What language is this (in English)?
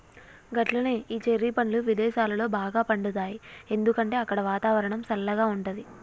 Telugu